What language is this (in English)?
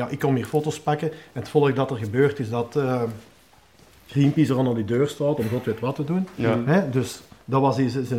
Dutch